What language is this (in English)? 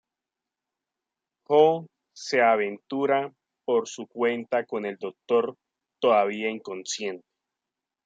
Spanish